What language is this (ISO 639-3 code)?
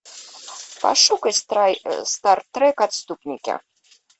rus